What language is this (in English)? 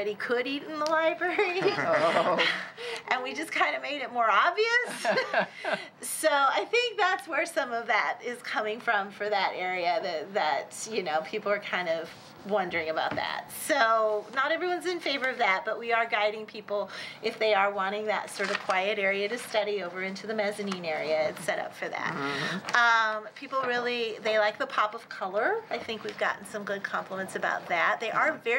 English